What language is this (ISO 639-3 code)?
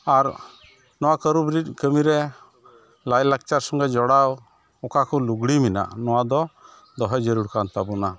sat